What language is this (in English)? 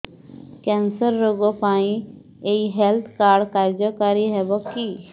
Odia